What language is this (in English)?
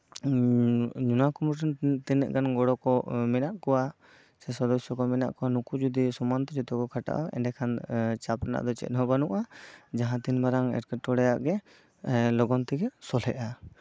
Santali